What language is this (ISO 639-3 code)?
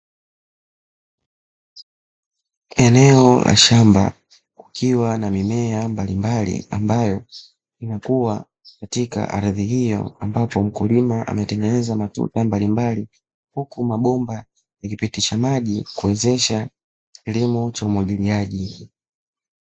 swa